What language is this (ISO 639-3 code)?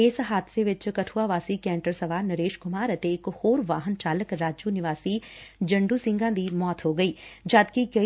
pan